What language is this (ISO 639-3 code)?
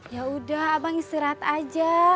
ind